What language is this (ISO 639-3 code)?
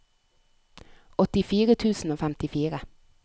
nor